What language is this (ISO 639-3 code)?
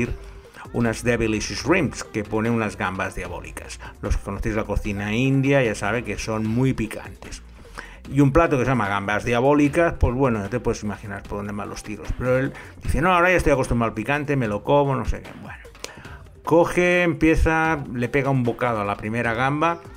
spa